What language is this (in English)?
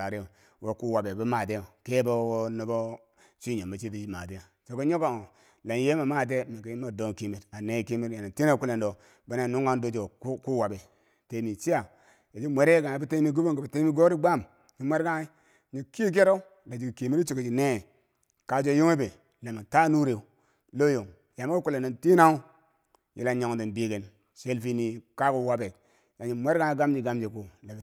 Bangwinji